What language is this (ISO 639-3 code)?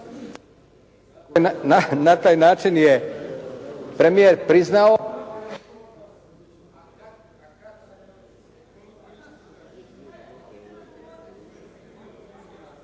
hrv